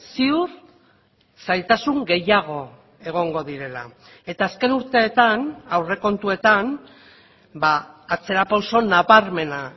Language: Basque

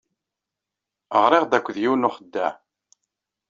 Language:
Kabyle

